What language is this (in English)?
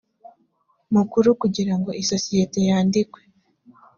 Kinyarwanda